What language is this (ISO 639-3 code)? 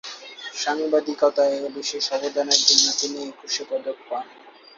ben